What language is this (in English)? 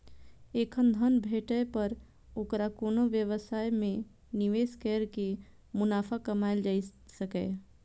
Maithili